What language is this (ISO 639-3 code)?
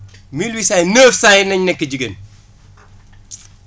wol